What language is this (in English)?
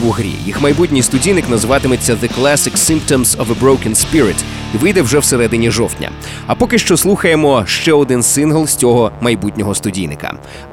Ukrainian